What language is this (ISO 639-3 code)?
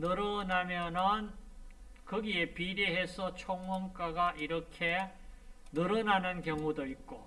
kor